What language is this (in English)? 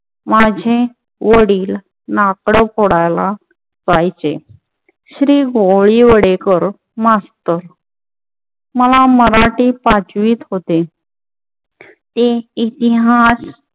Marathi